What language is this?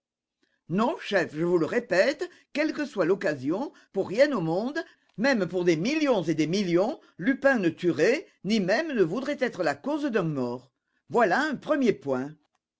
French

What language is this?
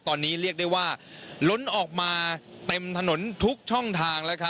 Thai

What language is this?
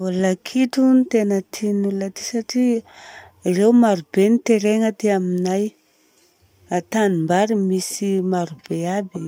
Southern Betsimisaraka Malagasy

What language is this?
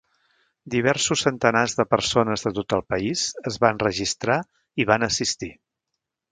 Catalan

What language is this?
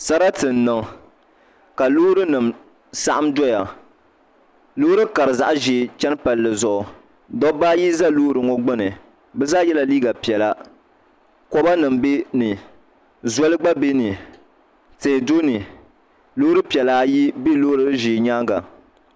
Dagbani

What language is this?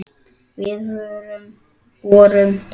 Icelandic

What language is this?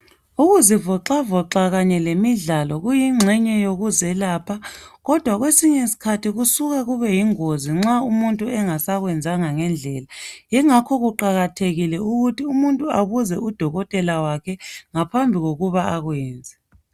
North Ndebele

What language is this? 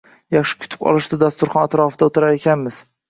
Uzbek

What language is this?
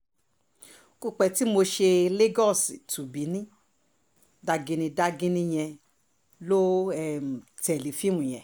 Yoruba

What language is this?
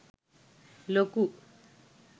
Sinhala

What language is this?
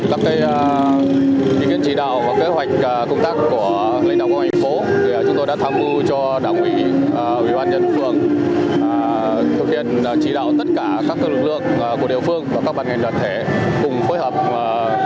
Vietnamese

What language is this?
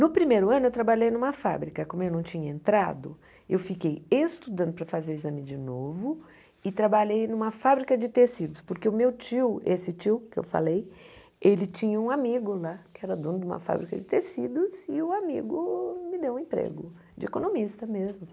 Portuguese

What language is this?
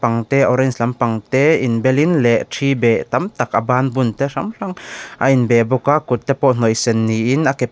Mizo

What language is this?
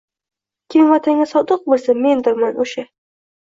Uzbek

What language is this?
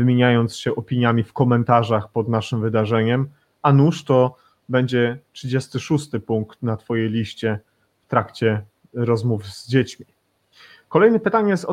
Polish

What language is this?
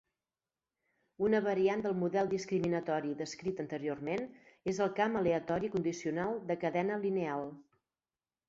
Catalan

